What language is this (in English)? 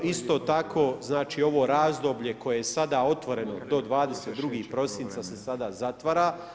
Croatian